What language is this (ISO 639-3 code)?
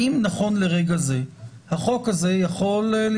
heb